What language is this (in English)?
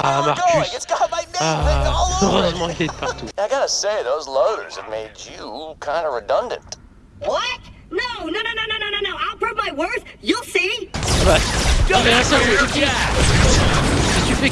French